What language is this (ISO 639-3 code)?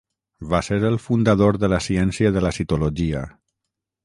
cat